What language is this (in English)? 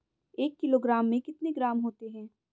Hindi